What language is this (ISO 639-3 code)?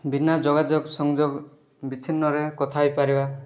ori